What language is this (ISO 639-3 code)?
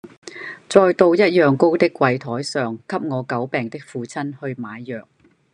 yue